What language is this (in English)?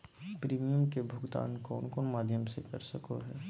Magahi